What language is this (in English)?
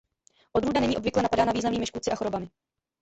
Czech